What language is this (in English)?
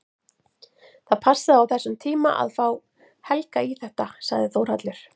Icelandic